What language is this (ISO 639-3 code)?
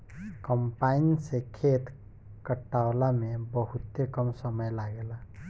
bho